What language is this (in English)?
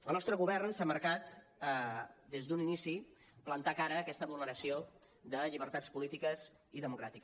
Catalan